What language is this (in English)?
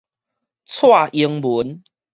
Min Nan Chinese